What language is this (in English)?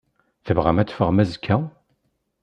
Kabyle